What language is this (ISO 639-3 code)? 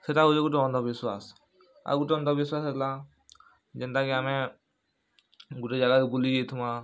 ori